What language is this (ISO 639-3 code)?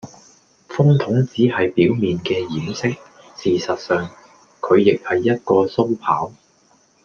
yue